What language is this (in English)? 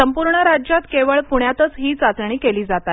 Marathi